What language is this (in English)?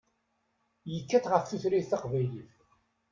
Kabyle